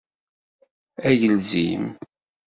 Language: Kabyle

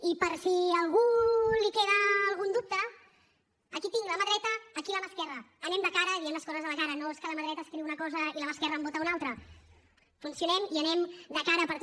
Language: Catalan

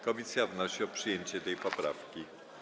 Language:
Polish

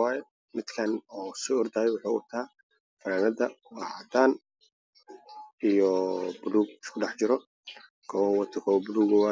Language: Somali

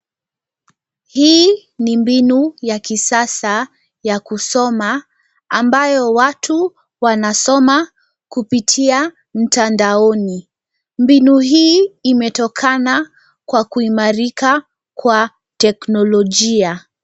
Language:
Swahili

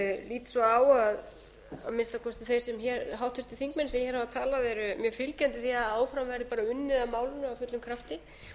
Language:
Icelandic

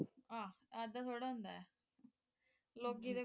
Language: Punjabi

